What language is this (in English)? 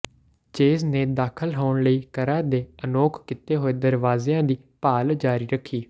Punjabi